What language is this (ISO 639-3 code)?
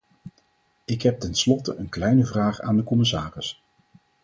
nld